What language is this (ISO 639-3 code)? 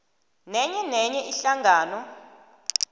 nbl